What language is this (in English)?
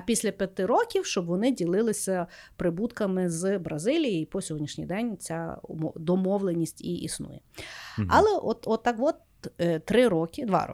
Ukrainian